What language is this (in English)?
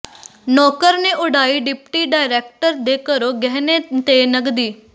Punjabi